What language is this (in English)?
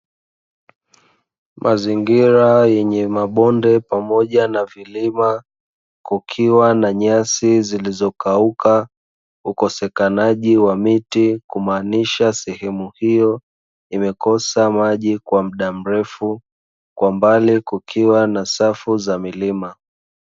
Swahili